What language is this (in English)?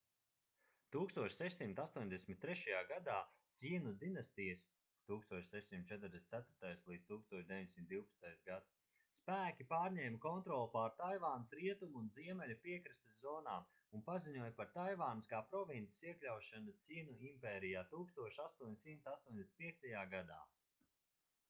Latvian